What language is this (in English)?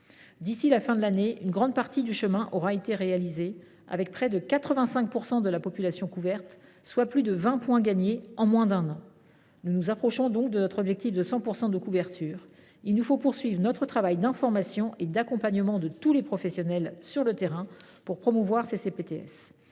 French